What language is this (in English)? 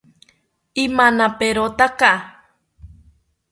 South Ucayali Ashéninka